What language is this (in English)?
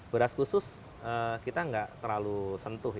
Indonesian